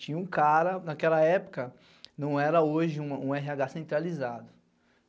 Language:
Portuguese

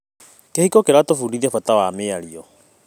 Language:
Kikuyu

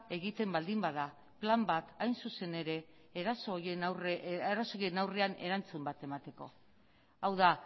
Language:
Basque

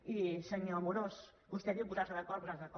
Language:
Catalan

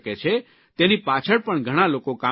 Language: Gujarati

